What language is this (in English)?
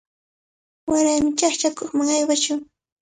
Cajatambo North Lima Quechua